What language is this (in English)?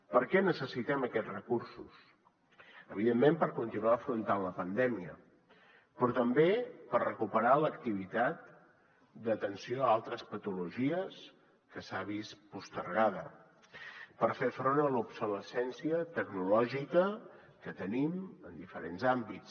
Catalan